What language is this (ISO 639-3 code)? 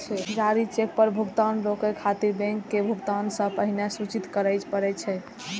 mai